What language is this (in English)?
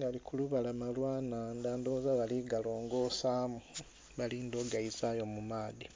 Soga